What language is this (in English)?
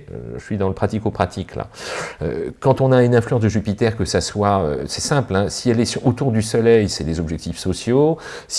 French